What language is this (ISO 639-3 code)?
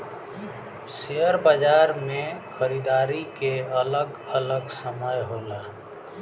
bho